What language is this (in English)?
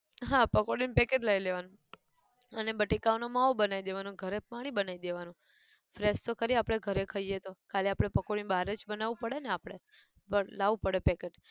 Gujarati